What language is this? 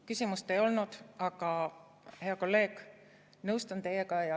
Estonian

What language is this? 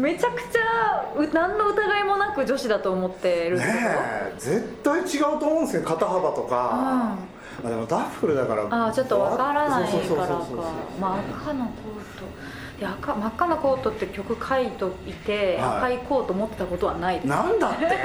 Japanese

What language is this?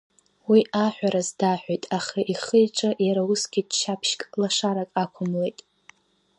Abkhazian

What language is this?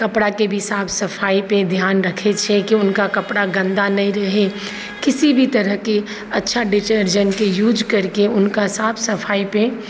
Maithili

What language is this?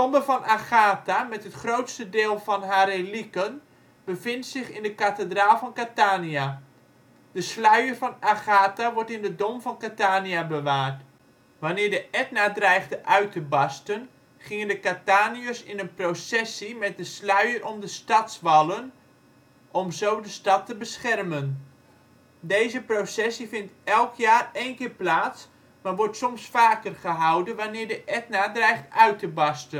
Dutch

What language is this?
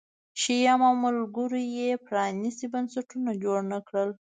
Pashto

